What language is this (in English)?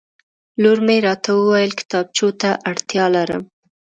Pashto